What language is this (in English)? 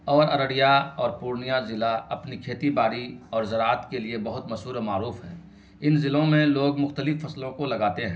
Urdu